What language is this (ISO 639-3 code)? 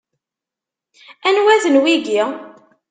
kab